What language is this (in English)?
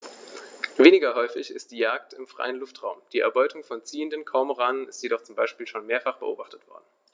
German